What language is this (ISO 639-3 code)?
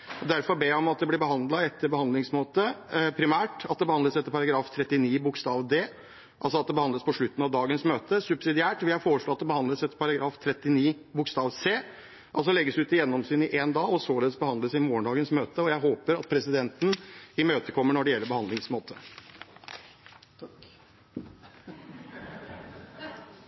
nob